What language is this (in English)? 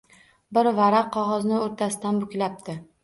Uzbek